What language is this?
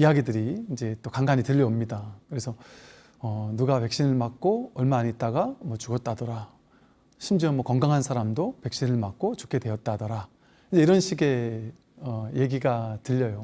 Korean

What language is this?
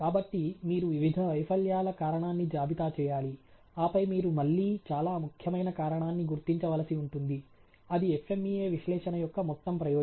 Telugu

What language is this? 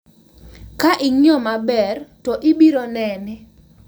Luo (Kenya and Tanzania)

